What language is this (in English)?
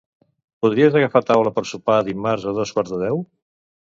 Catalan